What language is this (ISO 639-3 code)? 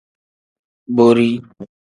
kdh